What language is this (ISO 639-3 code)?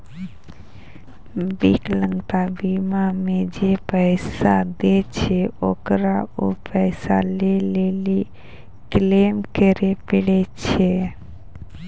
mai